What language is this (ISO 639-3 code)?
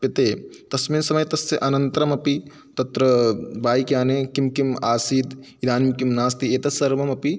san